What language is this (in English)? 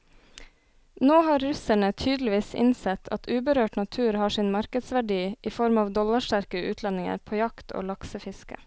Norwegian